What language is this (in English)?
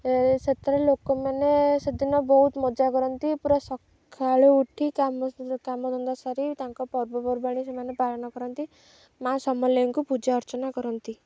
Odia